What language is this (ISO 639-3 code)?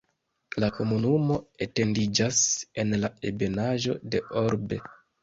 epo